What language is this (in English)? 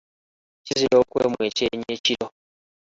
Ganda